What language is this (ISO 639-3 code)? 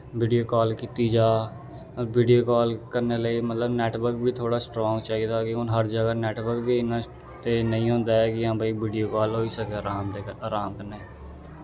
doi